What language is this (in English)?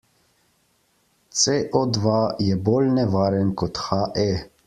Slovenian